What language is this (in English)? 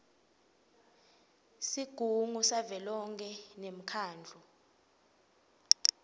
Swati